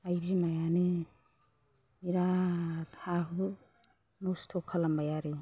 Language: Bodo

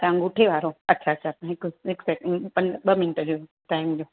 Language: Sindhi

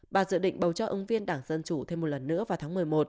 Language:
Vietnamese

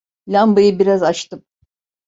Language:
Turkish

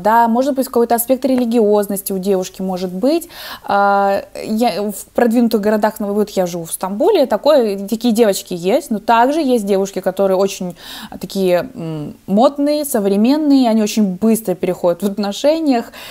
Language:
Russian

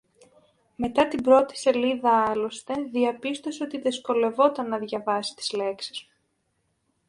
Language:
Greek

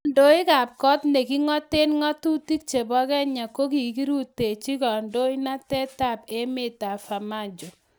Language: Kalenjin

